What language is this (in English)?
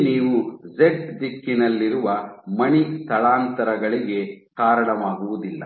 Kannada